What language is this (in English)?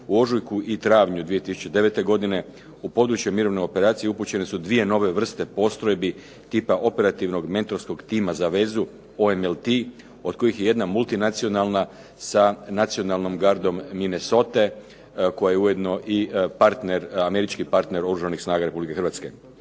Croatian